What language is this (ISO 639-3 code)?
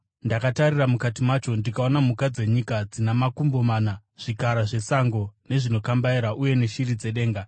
sna